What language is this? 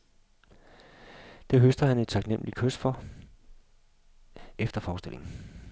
Danish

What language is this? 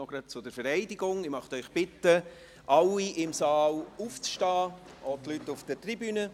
Swiss German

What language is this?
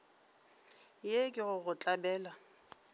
Northern Sotho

